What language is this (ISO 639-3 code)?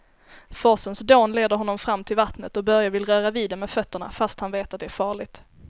swe